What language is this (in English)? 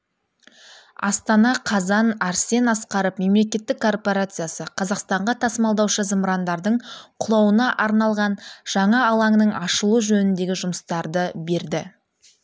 Kazakh